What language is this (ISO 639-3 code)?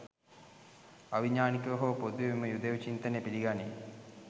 sin